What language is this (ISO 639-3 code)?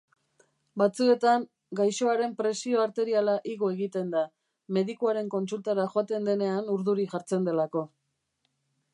eus